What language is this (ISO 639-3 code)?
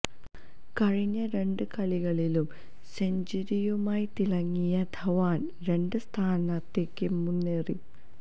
mal